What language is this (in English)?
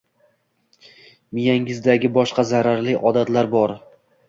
Uzbek